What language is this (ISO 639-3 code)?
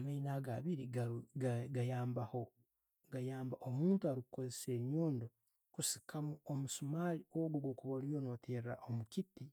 ttj